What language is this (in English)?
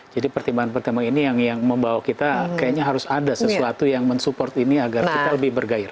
Indonesian